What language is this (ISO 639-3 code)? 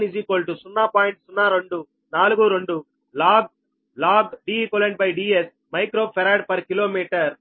tel